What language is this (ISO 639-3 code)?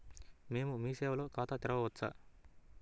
tel